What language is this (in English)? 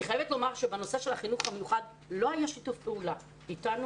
Hebrew